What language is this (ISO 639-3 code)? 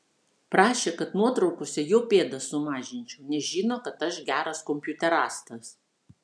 lit